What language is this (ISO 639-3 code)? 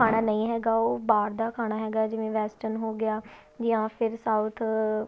pan